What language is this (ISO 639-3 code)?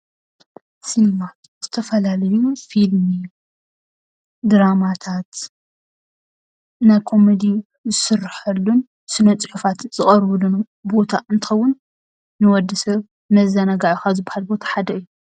tir